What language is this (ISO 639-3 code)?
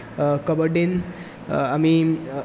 kok